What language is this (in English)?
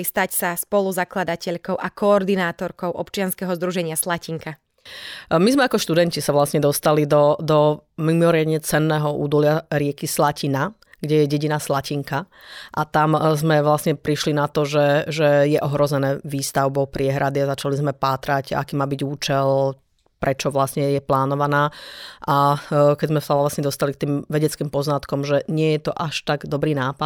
Slovak